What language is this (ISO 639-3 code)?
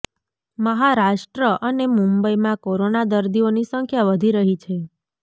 guj